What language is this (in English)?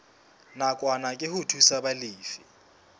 Southern Sotho